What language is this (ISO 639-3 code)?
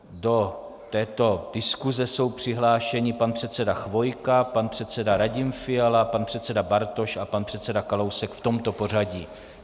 ces